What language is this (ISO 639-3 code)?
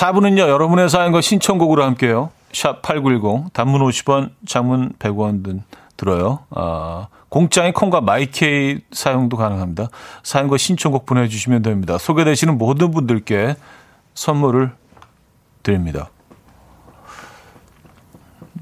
kor